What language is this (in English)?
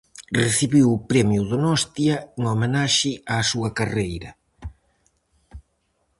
Galician